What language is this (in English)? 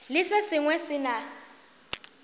Northern Sotho